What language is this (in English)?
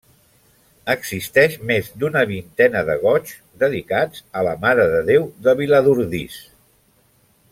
Catalan